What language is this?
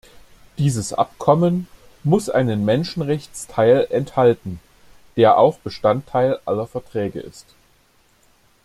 German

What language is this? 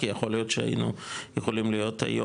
Hebrew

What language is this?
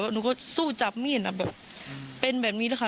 Thai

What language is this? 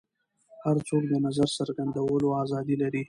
Pashto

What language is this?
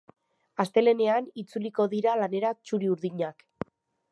Basque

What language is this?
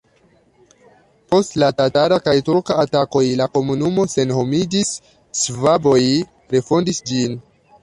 Esperanto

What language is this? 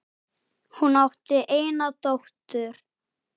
Icelandic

